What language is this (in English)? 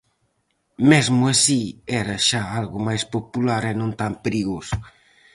Galician